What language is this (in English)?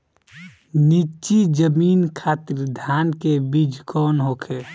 Bhojpuri